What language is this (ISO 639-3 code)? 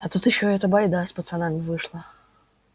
rus